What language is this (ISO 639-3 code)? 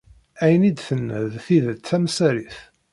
kab